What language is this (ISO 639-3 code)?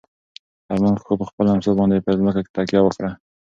pus